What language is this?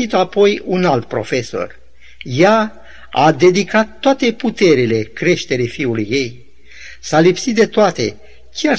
Romanian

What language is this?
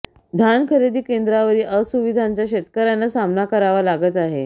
Marathi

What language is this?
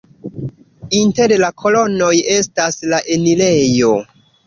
Esperanto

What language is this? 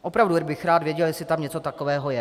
Czech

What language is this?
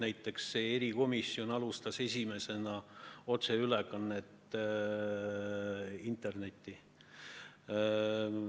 Estonian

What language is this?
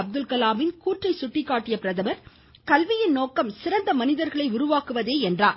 Tamil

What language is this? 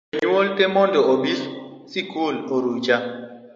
Luo (Kenya and Tanzania)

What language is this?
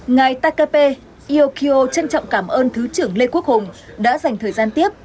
Vietnamese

